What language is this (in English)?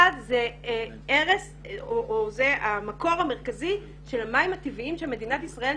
Hebrew